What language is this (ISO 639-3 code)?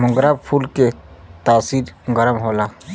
bho